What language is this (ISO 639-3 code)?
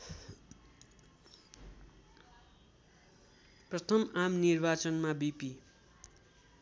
nep